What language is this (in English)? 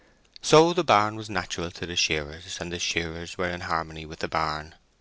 English